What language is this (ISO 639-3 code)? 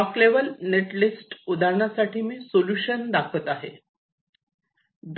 mar